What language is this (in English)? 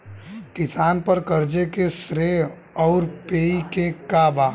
Bhojpuri